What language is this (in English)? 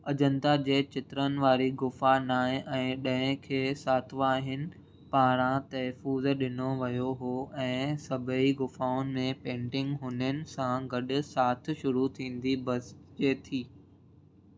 Sindhi